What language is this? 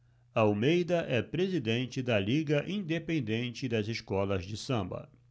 Portuguese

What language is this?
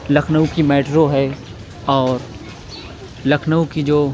Urdu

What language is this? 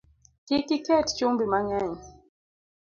Luo (Kenya and Tanzania)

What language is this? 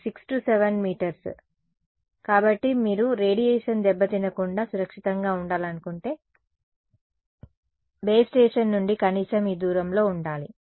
Telugu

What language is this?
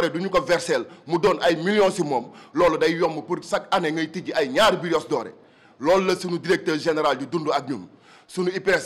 French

